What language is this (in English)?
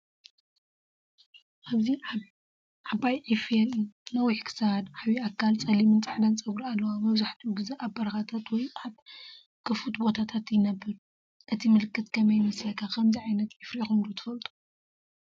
Tigrinya